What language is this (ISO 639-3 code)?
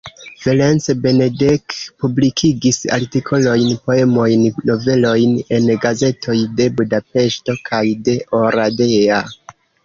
epo